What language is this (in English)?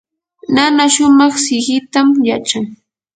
Yanahuanca Pasco Quechua